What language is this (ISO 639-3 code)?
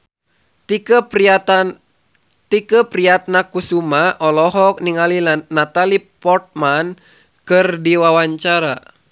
sun